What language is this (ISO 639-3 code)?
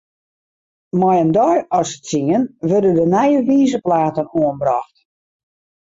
fry